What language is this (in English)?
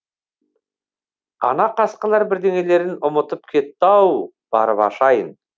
Kazakh